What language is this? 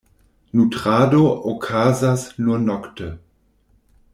Esperanto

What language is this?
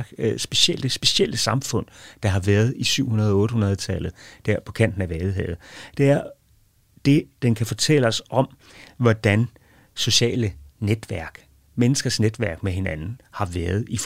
Danish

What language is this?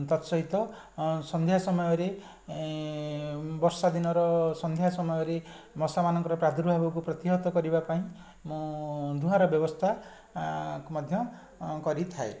Odia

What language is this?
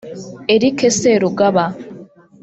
Kinyarwanda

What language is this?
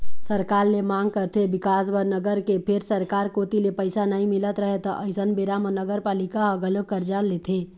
Chhattisgarhi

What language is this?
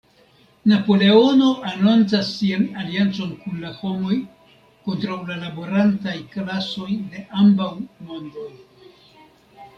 Esperanto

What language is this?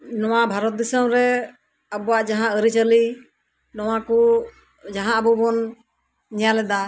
Santali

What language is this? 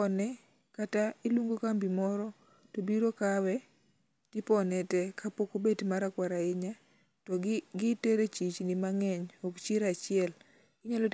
Luo (Kenya and Tanzania)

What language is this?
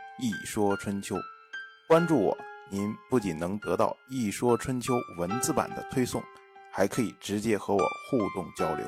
Chinese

